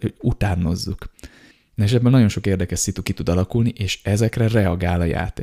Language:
Hungarian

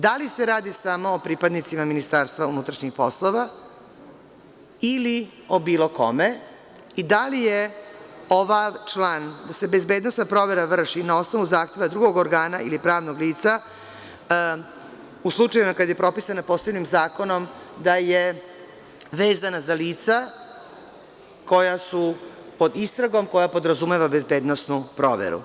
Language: Serbian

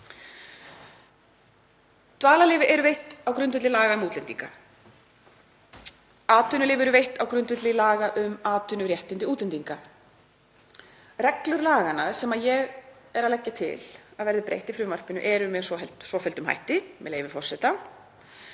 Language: Icelandic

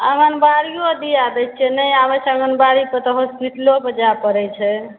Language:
Maithili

